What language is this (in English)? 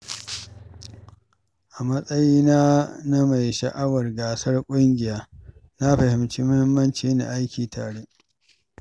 Hausa